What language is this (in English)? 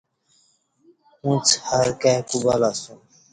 Kati